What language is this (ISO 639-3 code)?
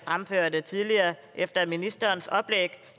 dan